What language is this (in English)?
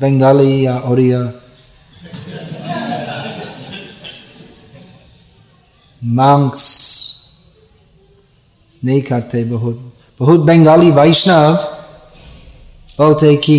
Hindi